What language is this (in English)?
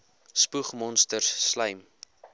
Afrikaans